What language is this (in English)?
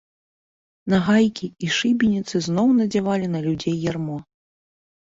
Belarusian